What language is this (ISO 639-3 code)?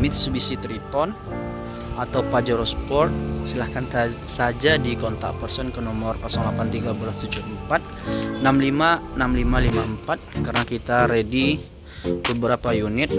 ind